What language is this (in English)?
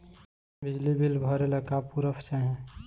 Bhojpuri